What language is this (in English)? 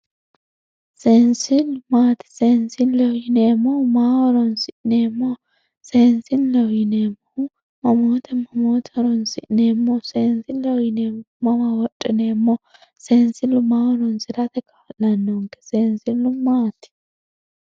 Sidamo